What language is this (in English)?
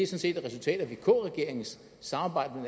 Danish